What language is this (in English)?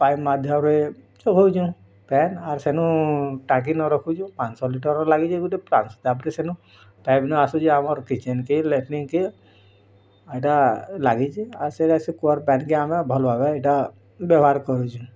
Odia